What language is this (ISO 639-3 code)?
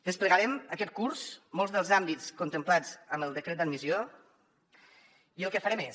cat